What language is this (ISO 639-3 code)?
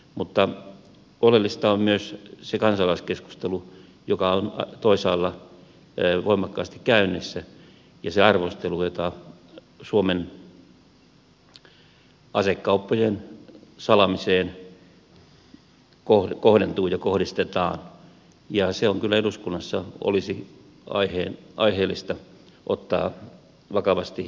fin